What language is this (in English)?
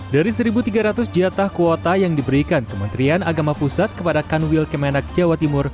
Indonesian